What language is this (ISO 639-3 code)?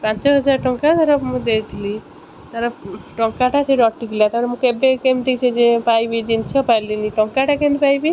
ori